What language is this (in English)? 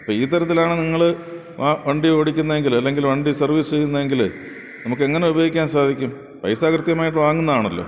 Malayalam